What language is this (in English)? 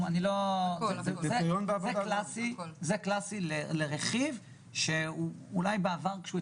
Hebrew